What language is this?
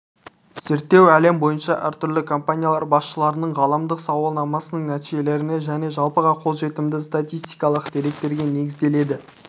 Kazakh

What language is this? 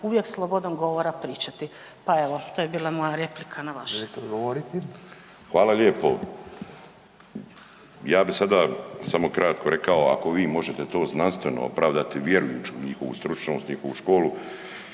Croatian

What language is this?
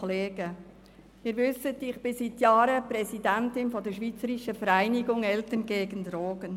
Swiss German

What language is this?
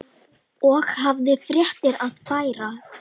Icelandic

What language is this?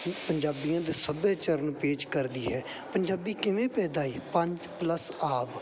Punjabi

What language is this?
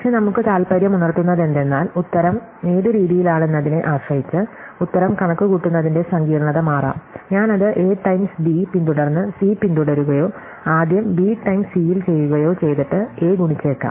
Malayalam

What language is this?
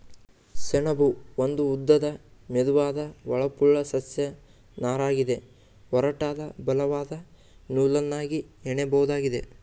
Kannada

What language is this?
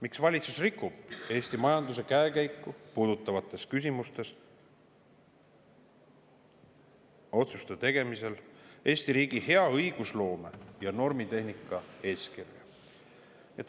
Estonian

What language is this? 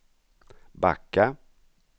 Swedish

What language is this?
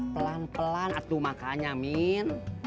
Indonesian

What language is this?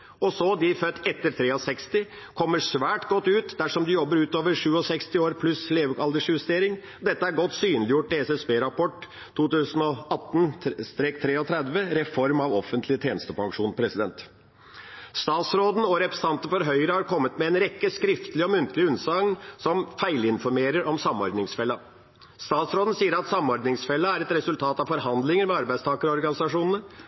Norwegian Bokmål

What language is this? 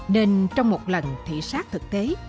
Vietnamese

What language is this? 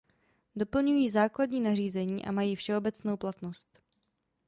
Czech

